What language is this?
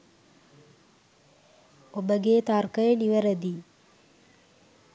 Sinhala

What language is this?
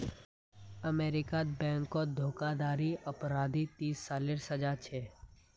Magahi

